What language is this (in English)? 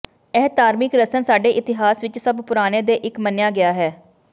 Punjabi